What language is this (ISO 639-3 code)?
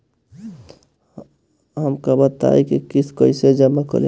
bho